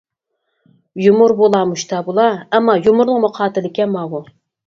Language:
Uyghur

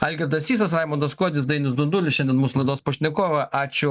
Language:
Lithuanian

